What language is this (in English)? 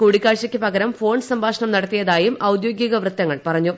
Malayalam